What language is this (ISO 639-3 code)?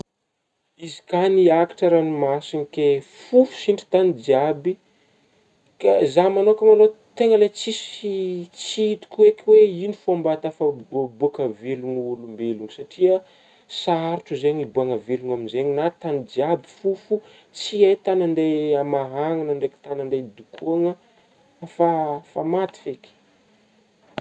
bmm